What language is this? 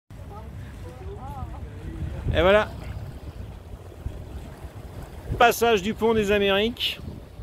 French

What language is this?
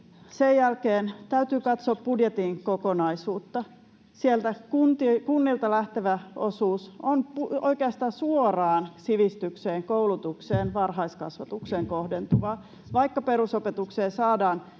Finnish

